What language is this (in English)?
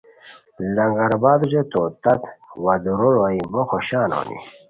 Khowar